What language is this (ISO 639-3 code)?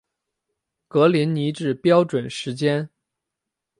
zho